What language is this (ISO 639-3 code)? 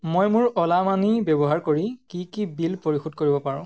asm